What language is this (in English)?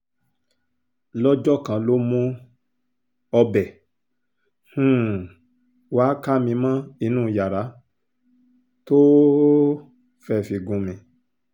Yoruba